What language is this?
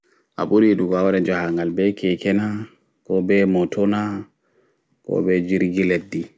Fula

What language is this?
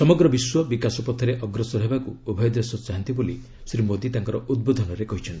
Odia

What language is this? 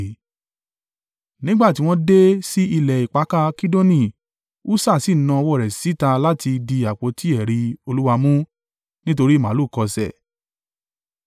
Yoruba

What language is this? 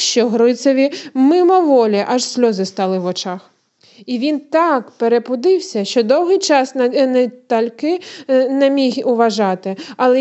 Ukrainian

